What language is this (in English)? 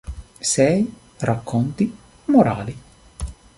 Italian